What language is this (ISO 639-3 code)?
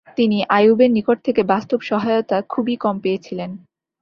ben